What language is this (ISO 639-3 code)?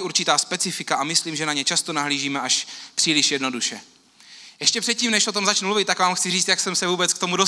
ces